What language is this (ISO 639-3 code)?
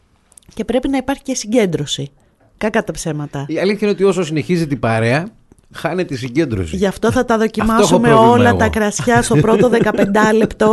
ell